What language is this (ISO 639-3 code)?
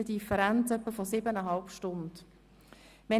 gsw